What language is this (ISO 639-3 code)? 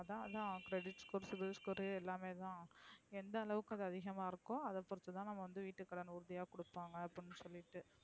tam